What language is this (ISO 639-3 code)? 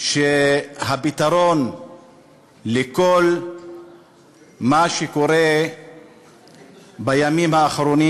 heb